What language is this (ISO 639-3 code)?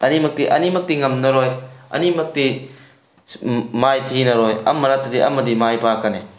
mni